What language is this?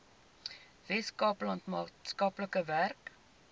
Afrikaans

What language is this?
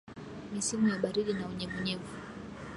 Swahili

